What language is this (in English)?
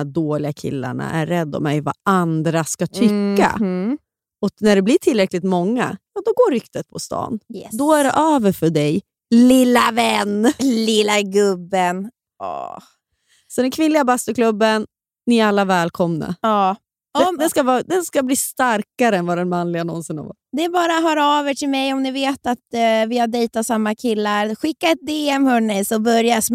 Swedish